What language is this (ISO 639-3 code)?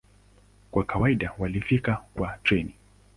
swa